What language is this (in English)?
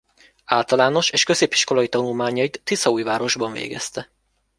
Hungarian